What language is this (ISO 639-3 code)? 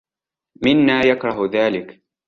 ara